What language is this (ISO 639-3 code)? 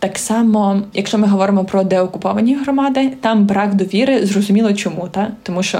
ukr